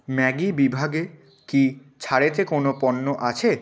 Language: Bangla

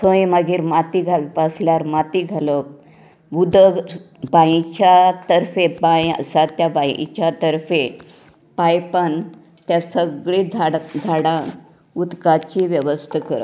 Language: Konkani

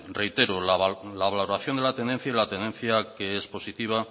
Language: Spanish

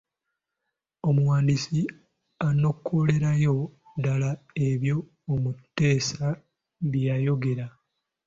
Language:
Ganda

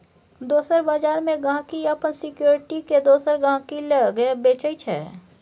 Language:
Maithili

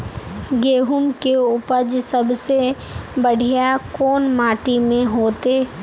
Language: Magahi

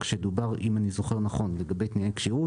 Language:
Hebrew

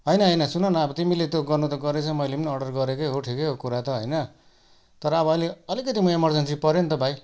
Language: Nepali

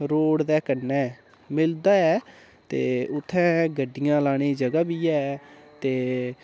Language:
Dogri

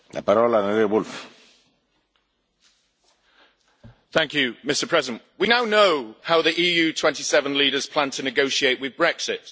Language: English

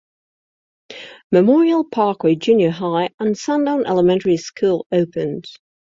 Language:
English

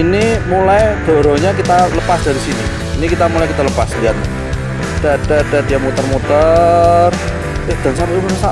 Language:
Indonesian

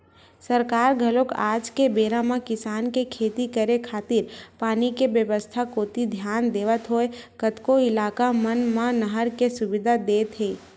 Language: Chhattisgarhi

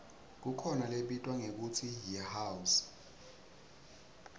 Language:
Swati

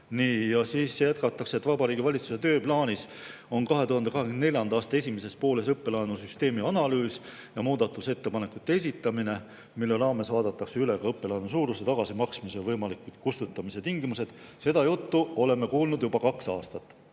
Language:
Estonian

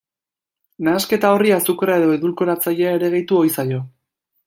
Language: Basque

